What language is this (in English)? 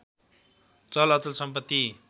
Nepali